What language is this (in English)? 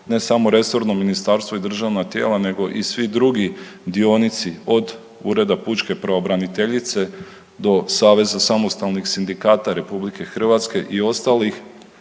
Croatian